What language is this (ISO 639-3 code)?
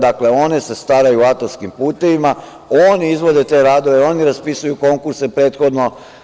srp